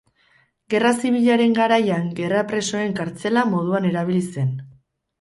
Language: Basque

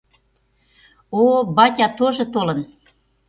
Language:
Mari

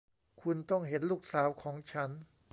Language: Thai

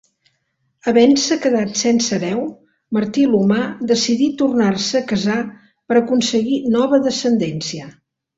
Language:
Catalan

